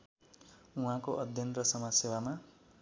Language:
Nepali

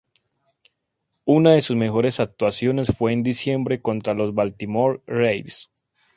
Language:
Spanish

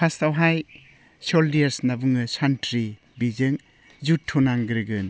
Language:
Bodo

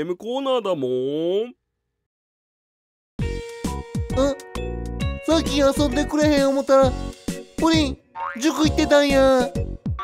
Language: Japanese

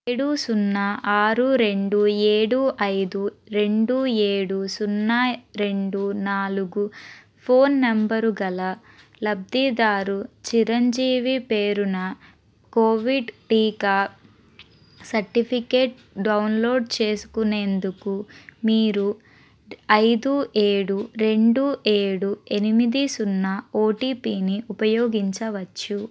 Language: Telugu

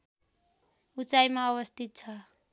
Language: Nepali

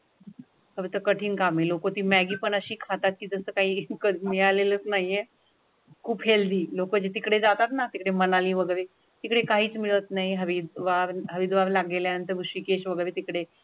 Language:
Marathi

